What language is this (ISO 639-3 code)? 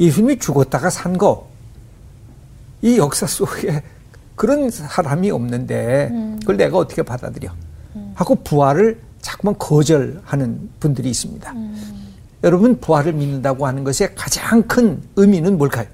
kor